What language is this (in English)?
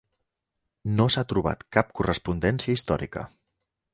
Catalan